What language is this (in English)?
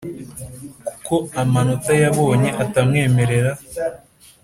Kinyarwanda